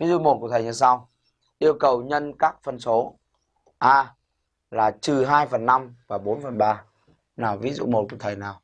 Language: Vietnamese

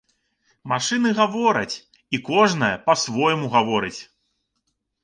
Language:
Belarusian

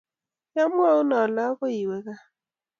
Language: Kalenjin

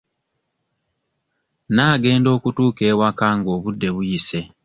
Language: Ganda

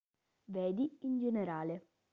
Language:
Italian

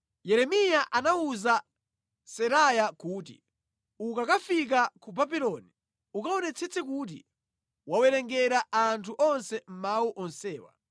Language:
Nyanja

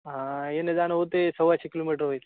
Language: Marathi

